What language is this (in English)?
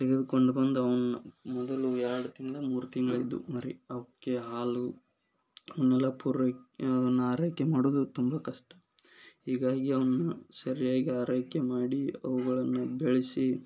Kannada